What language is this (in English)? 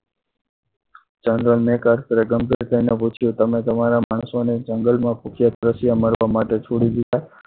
Gujarati